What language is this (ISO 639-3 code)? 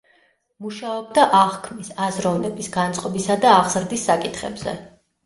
kat